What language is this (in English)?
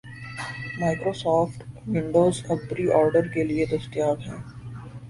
Urdu